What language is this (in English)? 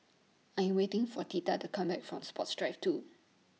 English